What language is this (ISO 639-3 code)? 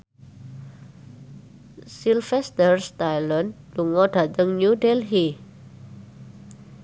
jav